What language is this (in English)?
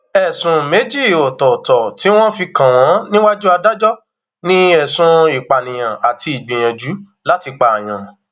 Yoruba